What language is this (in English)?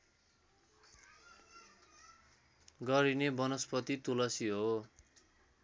Nepali